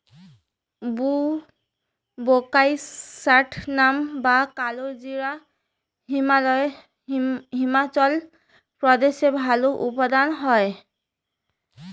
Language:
Bangla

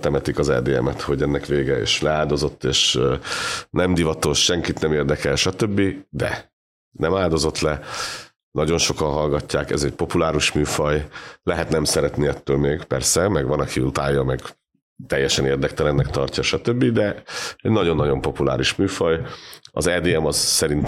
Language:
Hungarian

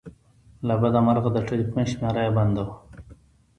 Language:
Pashto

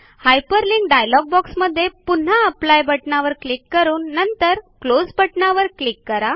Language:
Marathi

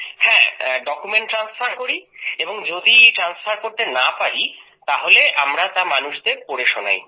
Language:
Bangla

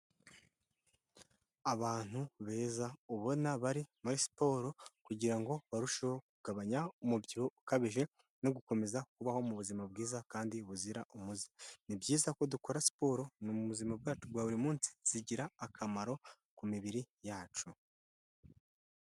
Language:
Kinyarwanda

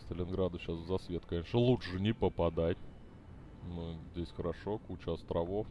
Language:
Russian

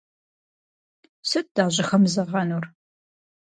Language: Kabardian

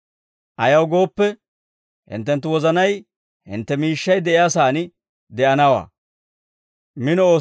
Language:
Dawro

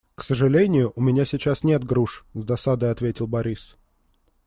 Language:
Russian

